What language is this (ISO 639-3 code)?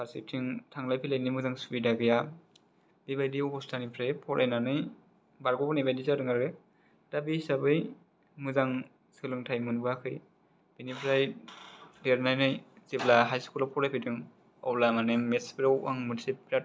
brx